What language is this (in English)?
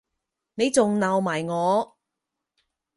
Cantonese